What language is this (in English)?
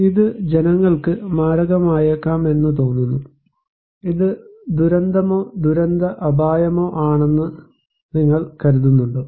Malayalam